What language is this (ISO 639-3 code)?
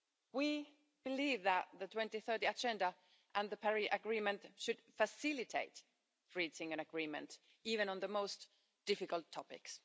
eng